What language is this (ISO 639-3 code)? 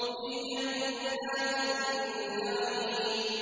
ara